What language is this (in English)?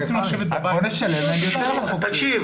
Hebrew